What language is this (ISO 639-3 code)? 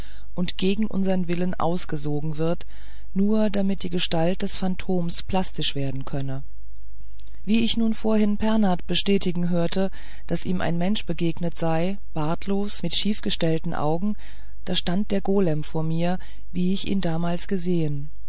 deu